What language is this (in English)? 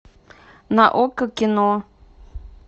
Russian